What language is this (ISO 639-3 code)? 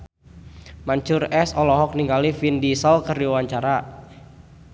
sun